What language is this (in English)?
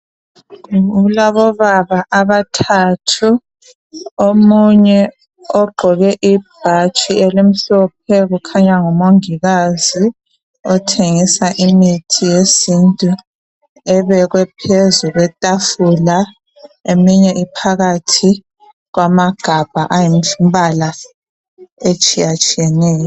North Ndebele